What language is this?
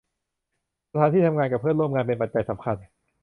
Thai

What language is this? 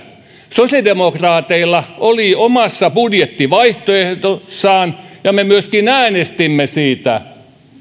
Finnish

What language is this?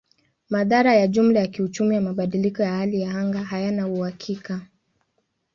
Swahili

